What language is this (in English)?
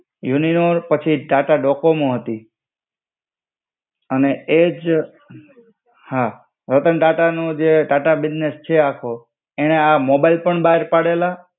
Gujarati